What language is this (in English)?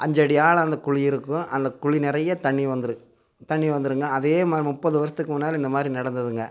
Tamil